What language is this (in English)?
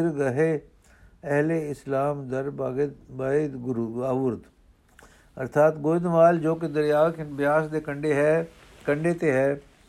Punjabi